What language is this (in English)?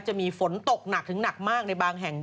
Thai